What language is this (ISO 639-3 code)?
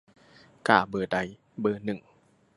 tha